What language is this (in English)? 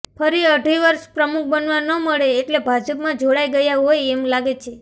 Gujarati